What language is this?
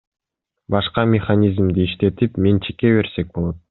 Kyrgyz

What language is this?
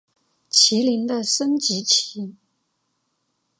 Chinese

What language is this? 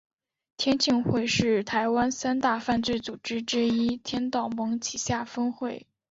Chinese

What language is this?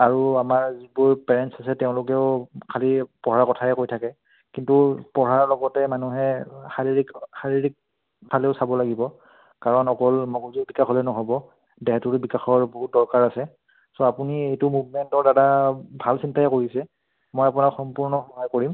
Assamese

